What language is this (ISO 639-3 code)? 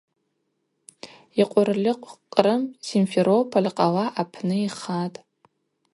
abq